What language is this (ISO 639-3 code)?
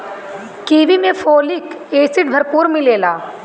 bho